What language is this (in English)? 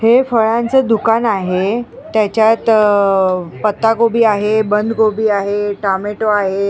Marathi